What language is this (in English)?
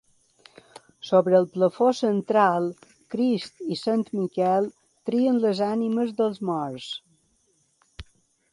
Catalan